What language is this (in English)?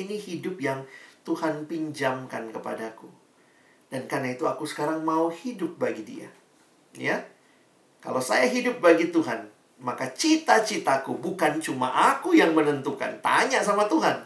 Indonesian